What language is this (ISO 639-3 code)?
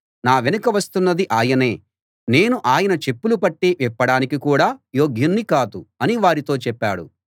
tel